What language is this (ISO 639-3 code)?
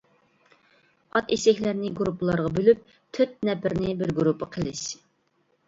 uig